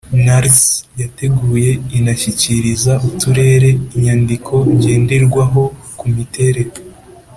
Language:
Kinyarwanda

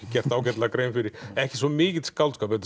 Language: Icelandic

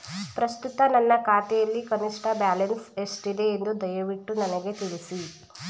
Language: Kannada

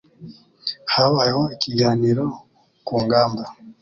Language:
Kinyarwanda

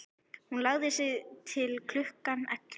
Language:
Icelandic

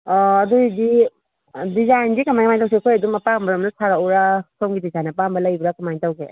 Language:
Manipuri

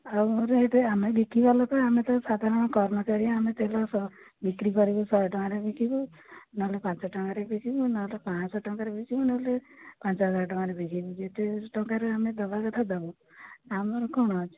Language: Odia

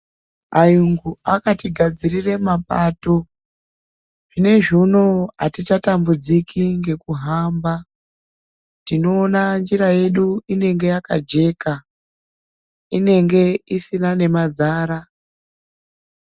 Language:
Ndau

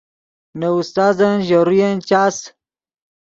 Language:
Yidgha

